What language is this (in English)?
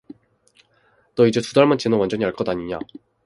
Korean